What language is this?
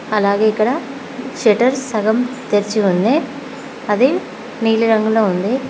Telugu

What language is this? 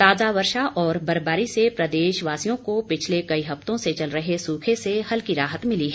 Hindi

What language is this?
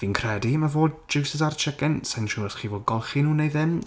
Welsh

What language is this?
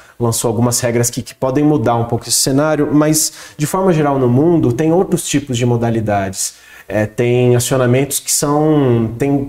Portuguese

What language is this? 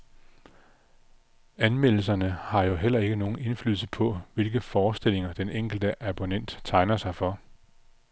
Danish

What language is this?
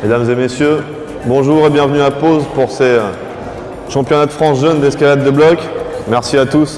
French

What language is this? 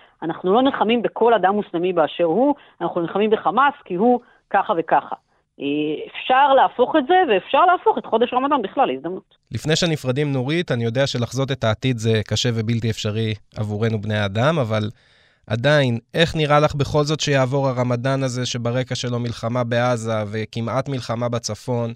Hebrew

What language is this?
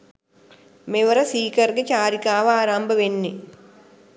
Sinhala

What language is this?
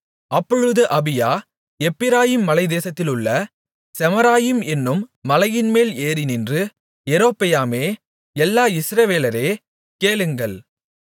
Tamil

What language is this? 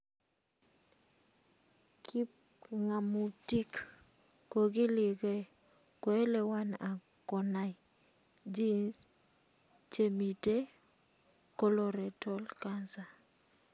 Kalenjin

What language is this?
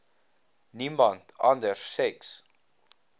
Afrikaans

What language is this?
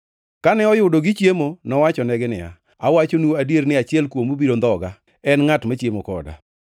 Luo (Kenya and Tanzania)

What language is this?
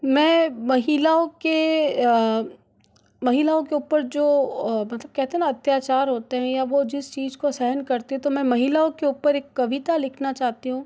Hindi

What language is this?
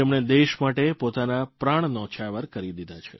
Gujarati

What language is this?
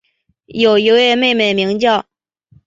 Chinese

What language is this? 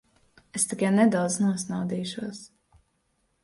Latvian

